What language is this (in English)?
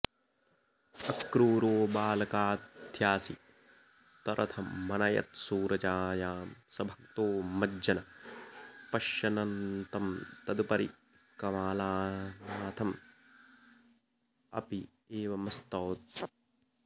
Sanskrit